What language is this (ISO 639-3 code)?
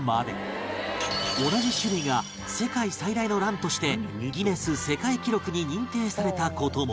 jpn